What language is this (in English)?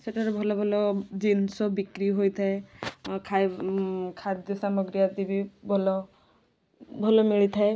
Odia